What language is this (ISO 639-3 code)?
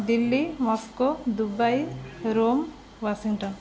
ori